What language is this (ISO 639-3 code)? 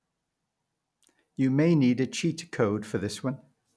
eng